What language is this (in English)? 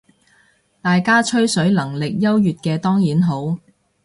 Cantonese